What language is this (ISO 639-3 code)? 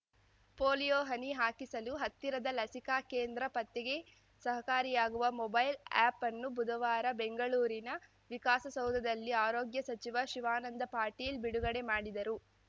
kan